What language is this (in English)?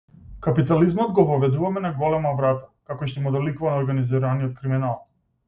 Macedonian